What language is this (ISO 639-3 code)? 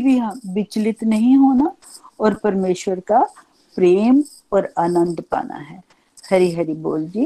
hin